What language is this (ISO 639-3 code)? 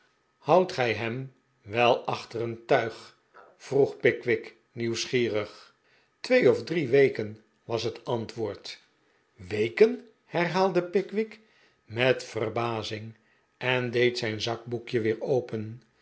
nld